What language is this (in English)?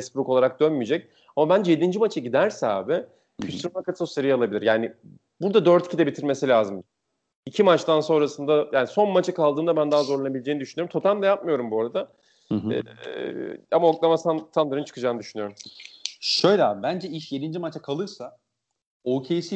Turkish